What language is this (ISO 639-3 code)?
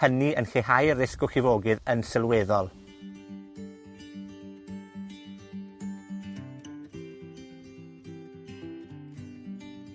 cym